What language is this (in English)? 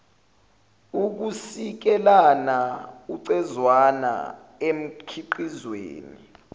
Zulu